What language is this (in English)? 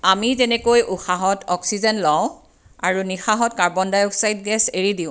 Assamese